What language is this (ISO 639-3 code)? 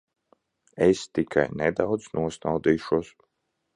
lav